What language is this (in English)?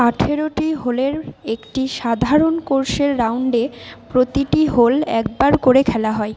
Bangla